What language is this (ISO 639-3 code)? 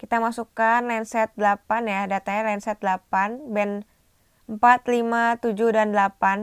ind